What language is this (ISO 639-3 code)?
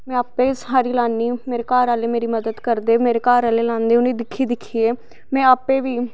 doi